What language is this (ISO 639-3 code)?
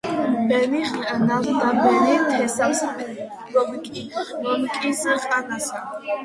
kat